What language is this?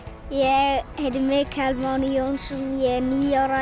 Icelandic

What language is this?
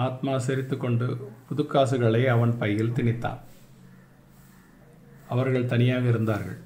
Tamil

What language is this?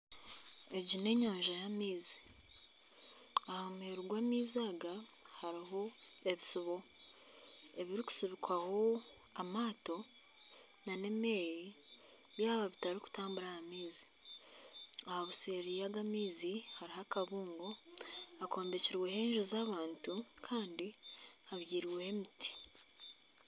Nyankole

